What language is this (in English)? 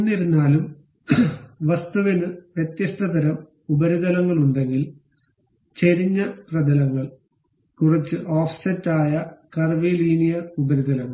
Malayalam